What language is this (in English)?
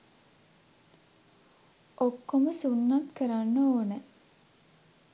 Sinhala